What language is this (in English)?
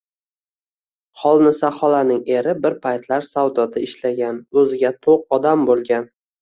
Uzbek